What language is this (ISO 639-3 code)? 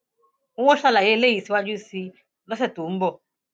yor